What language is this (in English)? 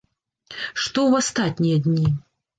Belarusian